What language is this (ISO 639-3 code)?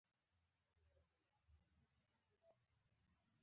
pus